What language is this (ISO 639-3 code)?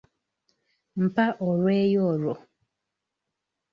lug